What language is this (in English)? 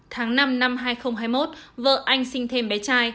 Vietnamese